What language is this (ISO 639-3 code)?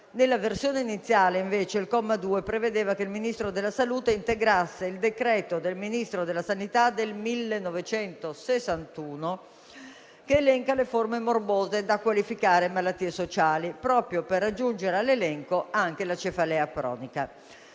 ita